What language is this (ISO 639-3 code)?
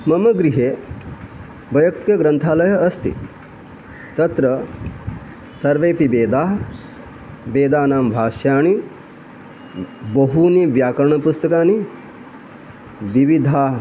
san